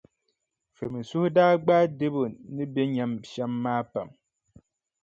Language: Dagbani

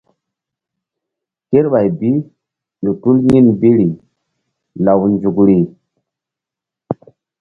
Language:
Mbum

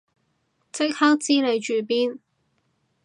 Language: Cantonese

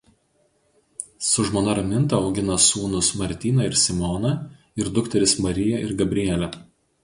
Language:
Lithuanian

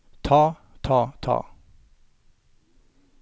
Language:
Norwegian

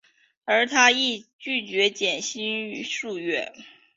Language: Chinese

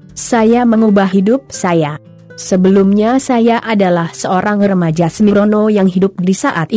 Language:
Indonesian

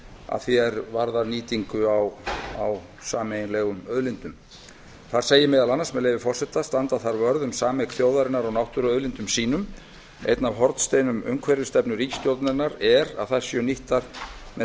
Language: Icelandic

